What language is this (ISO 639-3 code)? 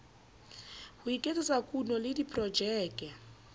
sot